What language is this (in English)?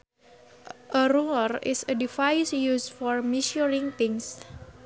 Sundanese